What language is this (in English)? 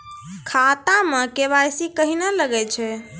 Maithili